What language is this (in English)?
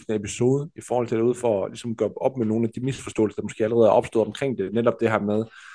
Danish